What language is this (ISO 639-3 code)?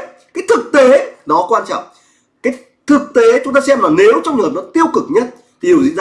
vie